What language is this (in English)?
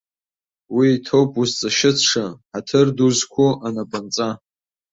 Abkhazian